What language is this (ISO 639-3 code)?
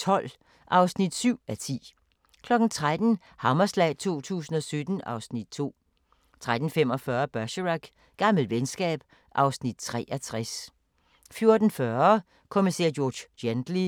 dan